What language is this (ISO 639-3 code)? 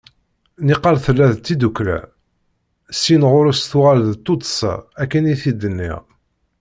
kab